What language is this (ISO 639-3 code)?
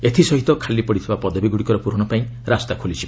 ori